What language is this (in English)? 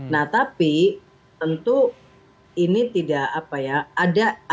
Indonesian